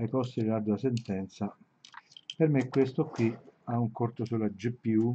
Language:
Italian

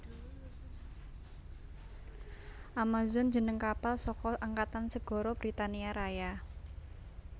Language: Javanese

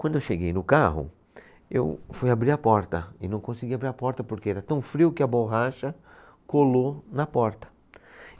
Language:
Portuguese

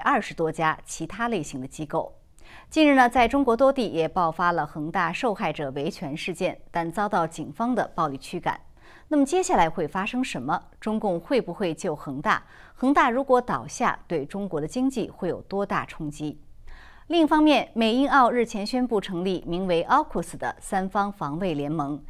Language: Chinese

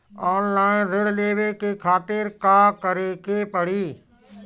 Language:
Bhojpuri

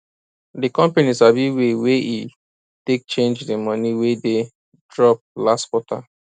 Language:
Nigerian Pidgin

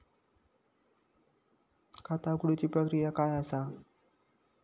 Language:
Marathi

